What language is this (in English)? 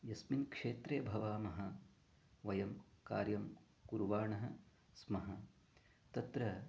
Sanskrit